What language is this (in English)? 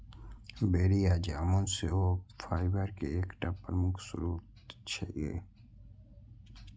Maithili